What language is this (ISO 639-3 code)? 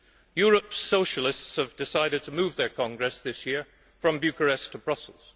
eng